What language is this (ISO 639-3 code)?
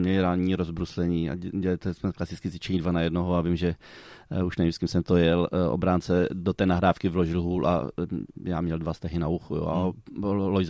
ces